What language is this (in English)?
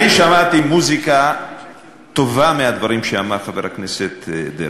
Hebrew